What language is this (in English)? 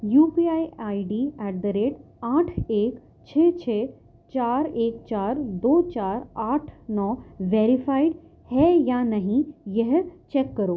Urdu